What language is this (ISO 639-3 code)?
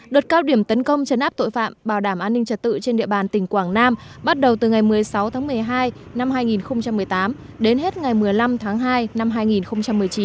vie